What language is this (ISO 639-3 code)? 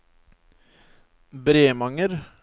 nor